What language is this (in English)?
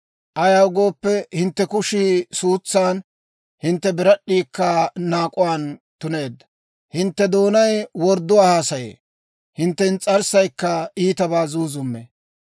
Dawro